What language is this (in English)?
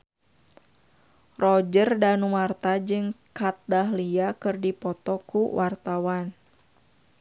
Sundanese